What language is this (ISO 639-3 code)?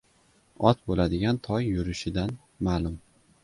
uzb